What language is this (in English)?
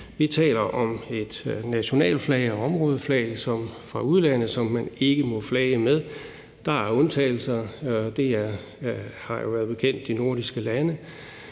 Danish